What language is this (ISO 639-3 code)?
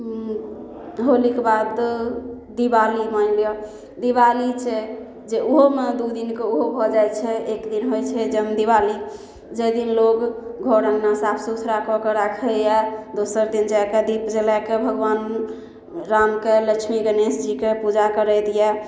mai